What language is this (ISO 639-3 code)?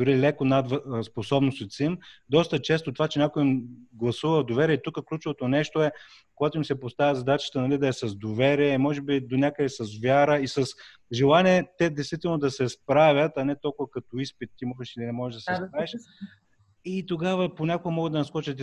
bul